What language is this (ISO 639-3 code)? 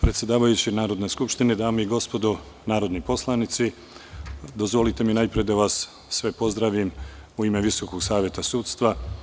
srp